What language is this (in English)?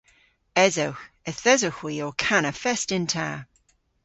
Cornish